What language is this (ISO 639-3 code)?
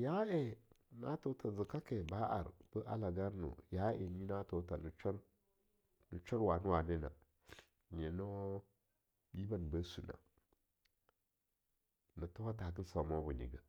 lnu